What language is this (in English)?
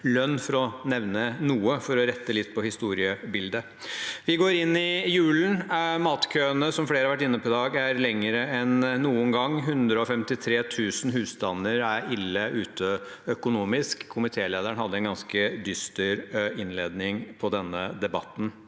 Norwegian